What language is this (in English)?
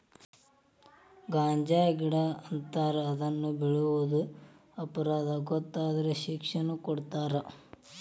Kannada